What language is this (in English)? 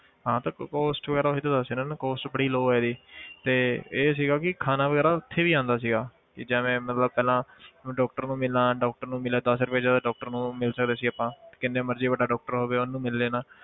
Punjabi